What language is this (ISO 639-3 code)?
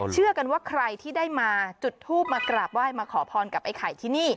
tha